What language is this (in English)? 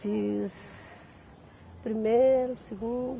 Portuguese